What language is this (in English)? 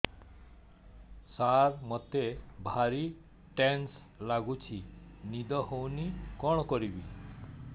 Odia